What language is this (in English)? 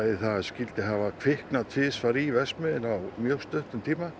Icelandic